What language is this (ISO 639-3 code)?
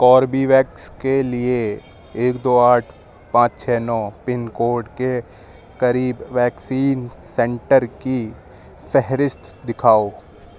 urd